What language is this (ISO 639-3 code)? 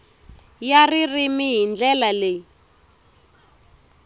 tso